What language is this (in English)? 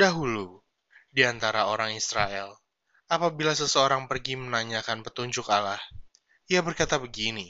Indonesian